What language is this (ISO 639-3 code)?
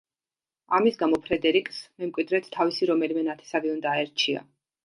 kat